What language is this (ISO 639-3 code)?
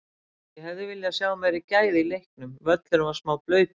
isl